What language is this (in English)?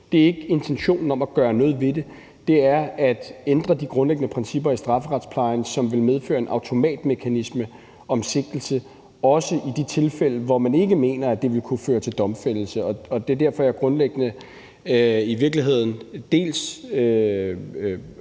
Danish